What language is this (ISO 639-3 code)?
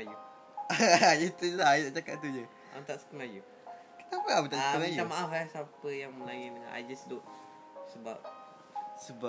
msa